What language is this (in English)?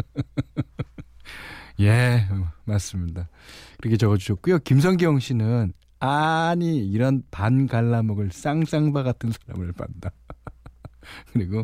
Korean